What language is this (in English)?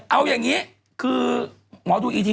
Thai